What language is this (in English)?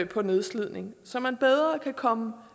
Danish